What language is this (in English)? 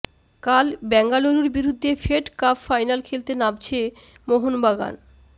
Bangla